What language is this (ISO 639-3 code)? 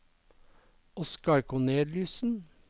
nor